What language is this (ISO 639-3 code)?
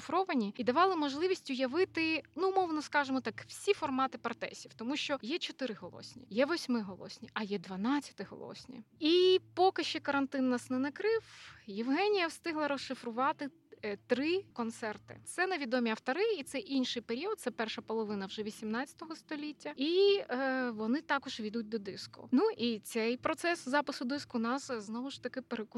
ukr